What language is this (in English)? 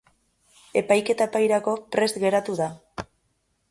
Basque